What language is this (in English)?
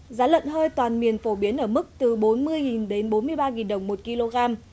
Vietnamese